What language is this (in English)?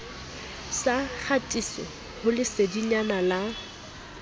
Southern Sotho